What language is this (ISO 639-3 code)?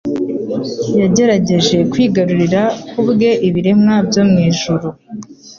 kin